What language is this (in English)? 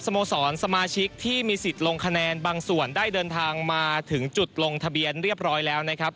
Thai